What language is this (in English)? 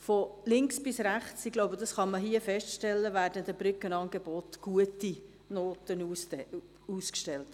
Swiss German